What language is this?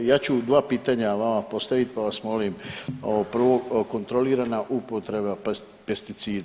Croatian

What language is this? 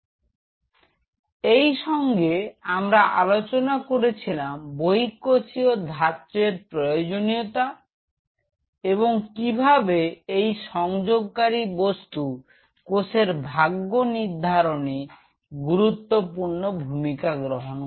Bangla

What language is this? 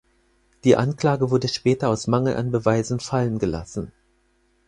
German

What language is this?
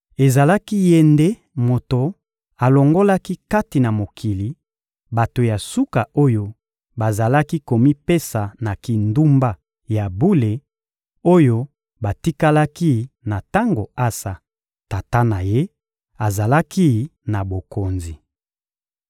Lingala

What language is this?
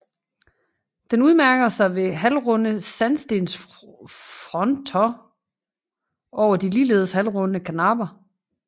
Danish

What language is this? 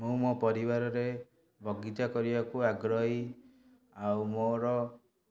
Odia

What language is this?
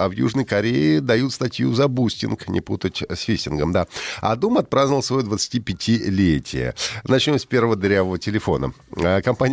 Russian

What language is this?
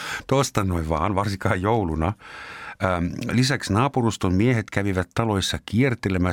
Finnish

